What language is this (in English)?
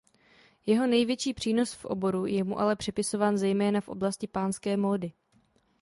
Czech